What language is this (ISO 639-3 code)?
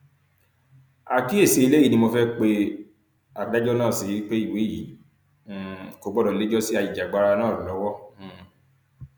yor